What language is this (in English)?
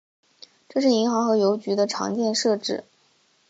Chinese